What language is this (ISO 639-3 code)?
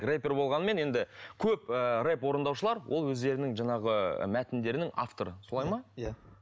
kaz